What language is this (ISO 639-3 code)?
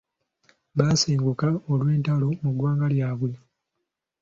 lug